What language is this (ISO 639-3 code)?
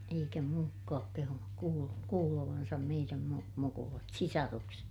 fin